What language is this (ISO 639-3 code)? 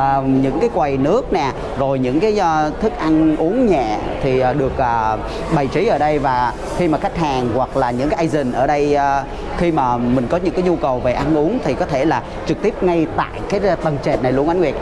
vie